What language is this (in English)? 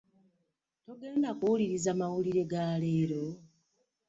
Ganda